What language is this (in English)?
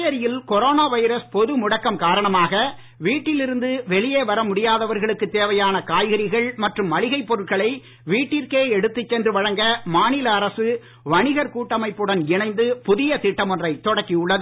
Tamil